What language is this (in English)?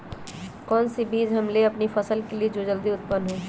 Magahi